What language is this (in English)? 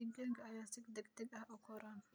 Somali